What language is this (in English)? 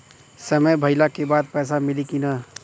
Bhojpuri